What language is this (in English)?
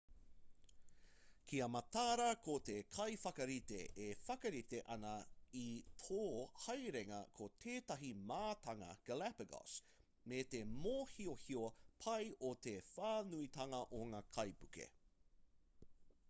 Māori